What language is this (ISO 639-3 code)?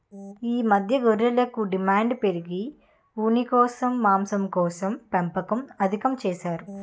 tel